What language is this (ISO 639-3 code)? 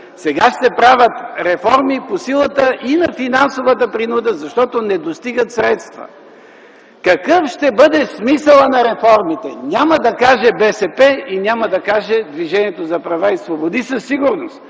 bul